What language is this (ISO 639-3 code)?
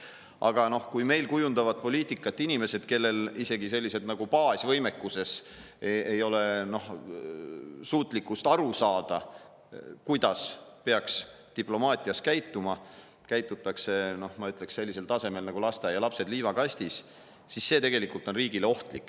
est